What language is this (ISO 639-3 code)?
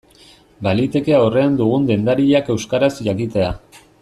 eus